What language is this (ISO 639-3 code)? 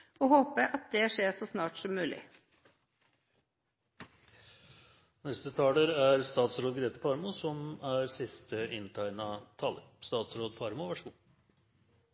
nob